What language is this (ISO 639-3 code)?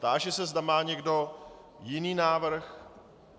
ces